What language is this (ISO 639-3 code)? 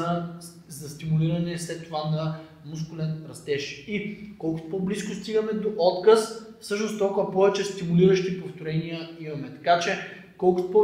bul